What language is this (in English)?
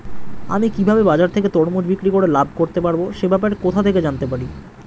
Bangla